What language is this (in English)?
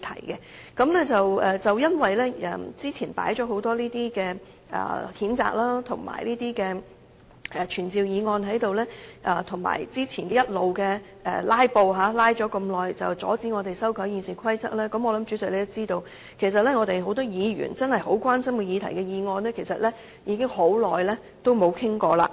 Cantonese